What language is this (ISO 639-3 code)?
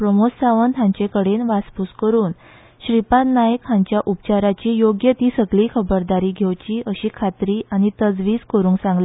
kok